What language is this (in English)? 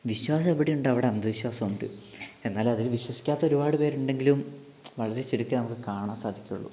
Malayalam